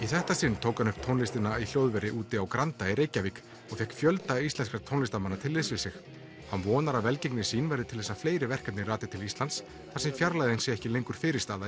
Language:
Icelandic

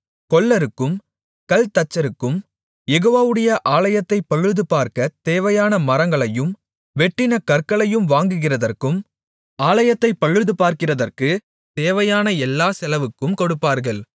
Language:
Tamil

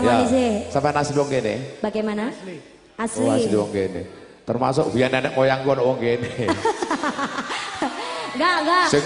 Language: Indonesian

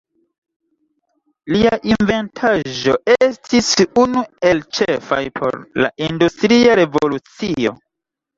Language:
Esperanto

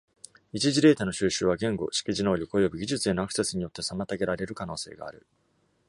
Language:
Japanese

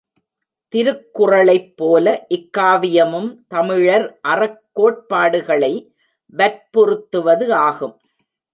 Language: Tamil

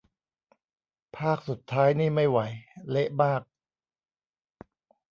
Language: Thai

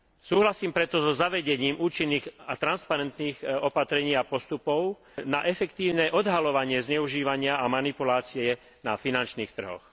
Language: Slovak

